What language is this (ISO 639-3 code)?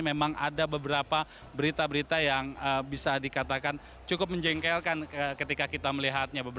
ind